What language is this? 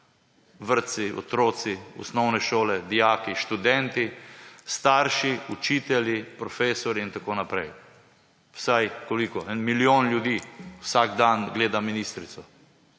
Slovenian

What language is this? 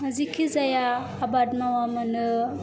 Bodo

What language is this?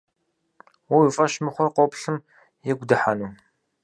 Kabardian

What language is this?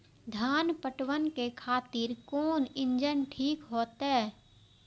Maithili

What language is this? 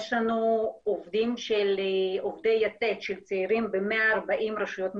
Hebrew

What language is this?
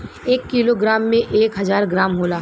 Bhojpuri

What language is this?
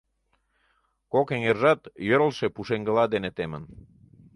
Mari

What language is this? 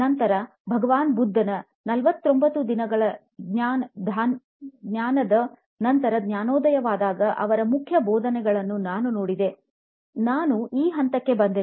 Kannada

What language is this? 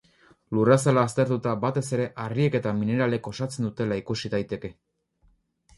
Basque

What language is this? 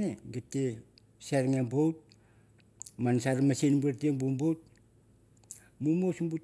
Mandara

